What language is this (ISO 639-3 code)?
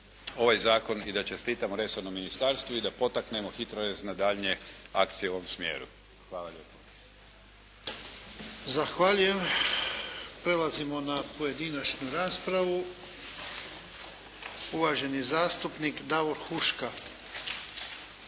hrv